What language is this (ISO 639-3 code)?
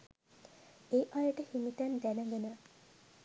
sin